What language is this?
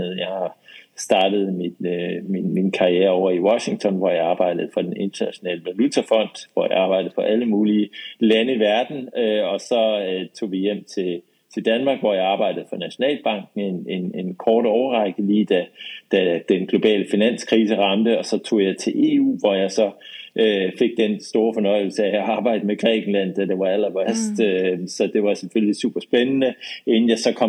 Danish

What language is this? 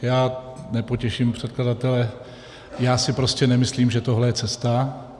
Czech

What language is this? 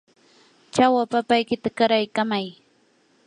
Yanahuanca Pasco Quechua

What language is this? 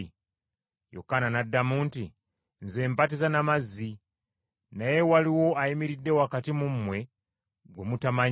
Ganda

